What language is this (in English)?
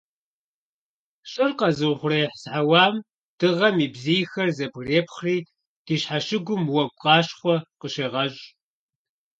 Kabardian